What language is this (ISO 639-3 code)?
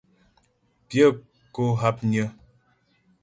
bbj